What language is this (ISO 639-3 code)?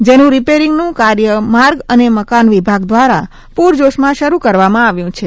guj